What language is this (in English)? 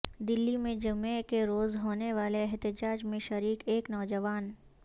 Urdu